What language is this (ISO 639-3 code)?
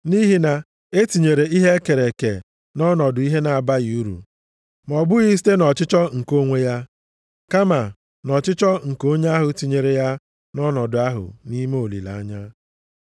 ibo